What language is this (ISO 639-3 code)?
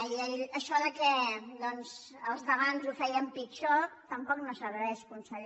cat